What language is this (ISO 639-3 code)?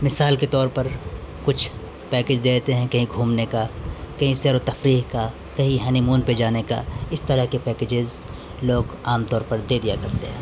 urd